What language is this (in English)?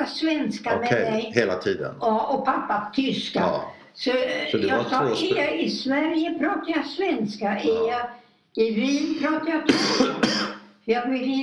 Swedish